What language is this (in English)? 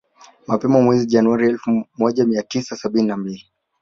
Swahili